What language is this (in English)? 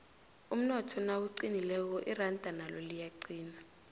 South Ndebele